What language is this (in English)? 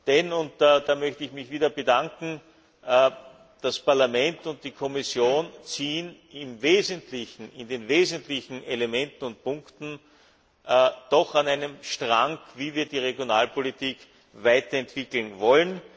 German